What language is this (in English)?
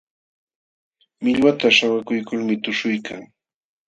Jauja Wanca Quechua